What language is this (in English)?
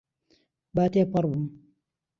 Central Kurdish